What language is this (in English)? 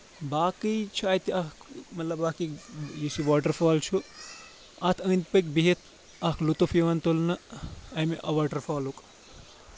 Kashmiri